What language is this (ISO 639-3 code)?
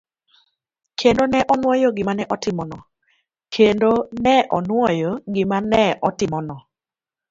luo